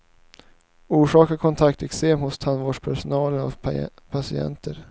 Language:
Swedish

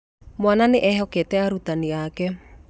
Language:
Kikuyu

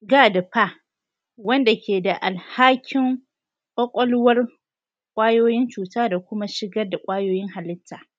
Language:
Hausa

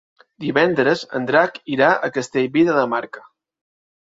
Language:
Catalan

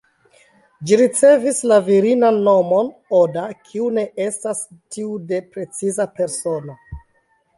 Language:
Esperanto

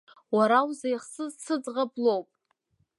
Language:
Abkhazian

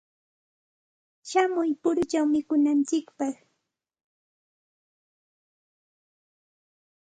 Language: Santa Ana de Tusi Pasco Quechua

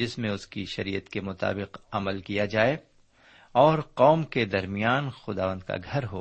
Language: Urdu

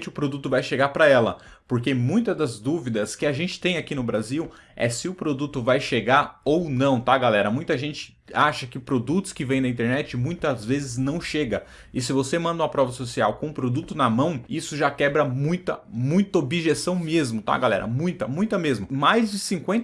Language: Portuguese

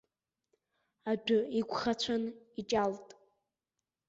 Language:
Abkhazian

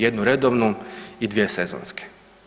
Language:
Croatian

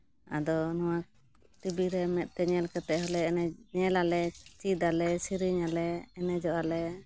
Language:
Santali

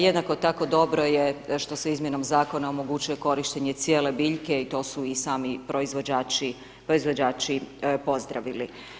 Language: Croatian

